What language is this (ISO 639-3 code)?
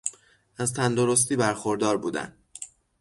fas